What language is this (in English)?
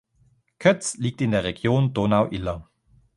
German